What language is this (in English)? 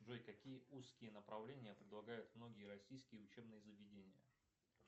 Russian